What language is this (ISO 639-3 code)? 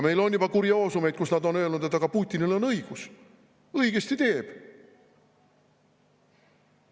est